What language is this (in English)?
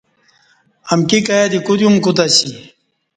Kati